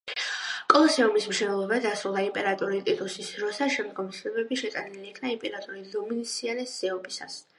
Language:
Georgian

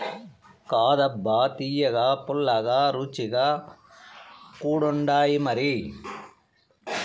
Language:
Telugu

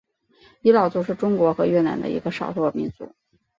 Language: Chinese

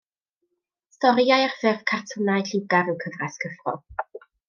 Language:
Welsh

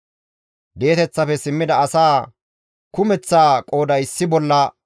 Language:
Gamo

